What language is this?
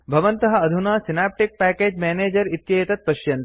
Sanskrit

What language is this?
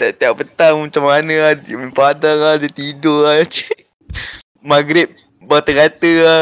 Malay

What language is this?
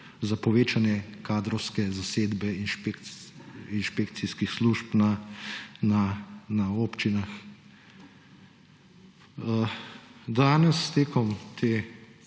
Slovenian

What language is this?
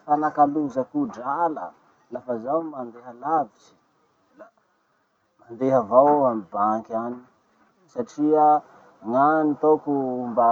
Masikoro Malagasy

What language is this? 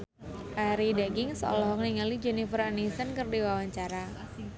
Sundanese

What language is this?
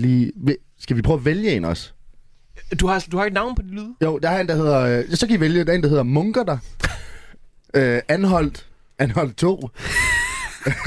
Danish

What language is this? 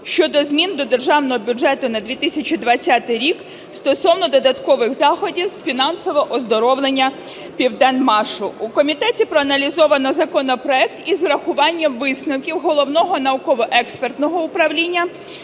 Ukrainian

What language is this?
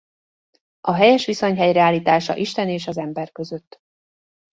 Hungarian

